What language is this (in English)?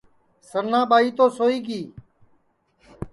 Sansi